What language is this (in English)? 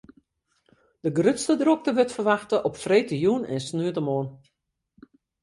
Western Frisian